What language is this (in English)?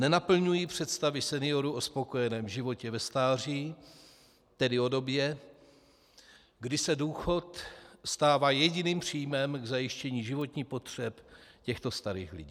Czech